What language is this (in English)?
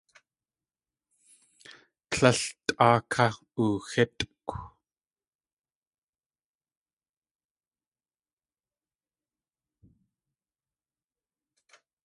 Tlingit